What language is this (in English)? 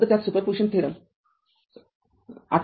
Marathi